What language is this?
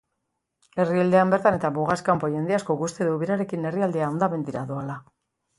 Basque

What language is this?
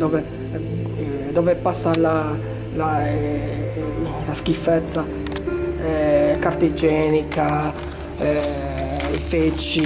Italian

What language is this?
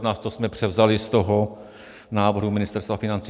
Czech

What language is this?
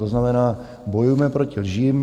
Czech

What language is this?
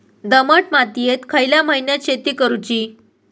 Marathi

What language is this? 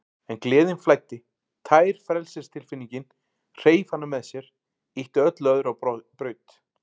Icelandic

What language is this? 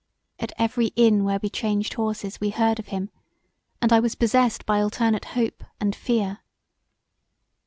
English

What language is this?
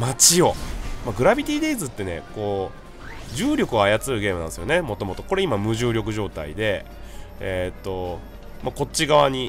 Japanese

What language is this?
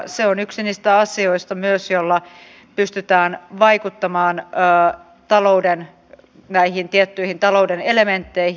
Finnish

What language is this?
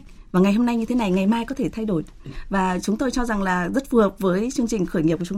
Vietnamese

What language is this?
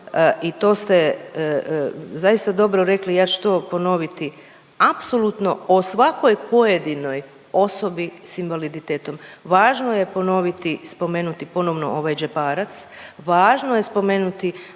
Croatian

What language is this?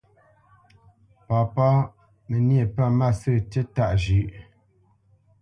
Bamenyam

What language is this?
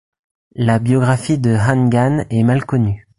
French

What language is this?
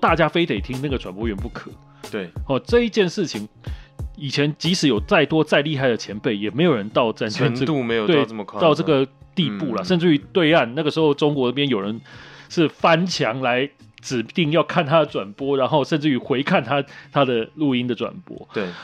Chinese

